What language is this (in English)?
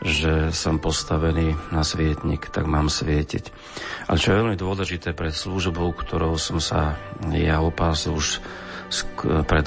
Slovak